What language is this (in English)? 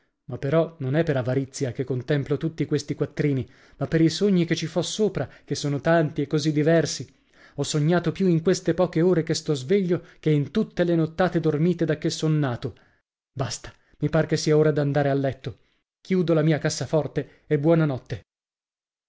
Italian